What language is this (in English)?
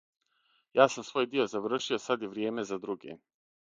Serbian